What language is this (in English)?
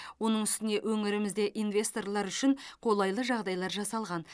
Kazakh